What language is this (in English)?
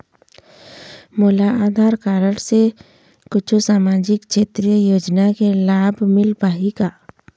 Chhattisgarhi